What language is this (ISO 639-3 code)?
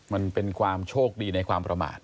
tha